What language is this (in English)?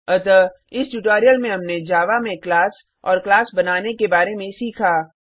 Hindi